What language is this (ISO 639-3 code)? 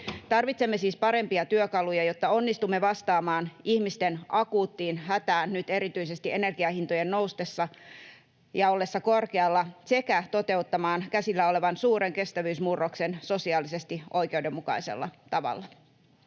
fin